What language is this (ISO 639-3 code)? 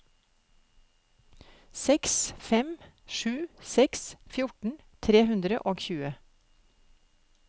nor